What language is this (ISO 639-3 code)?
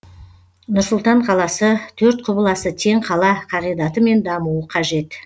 kaz